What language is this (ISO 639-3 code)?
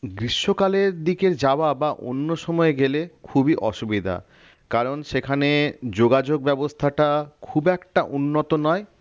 ben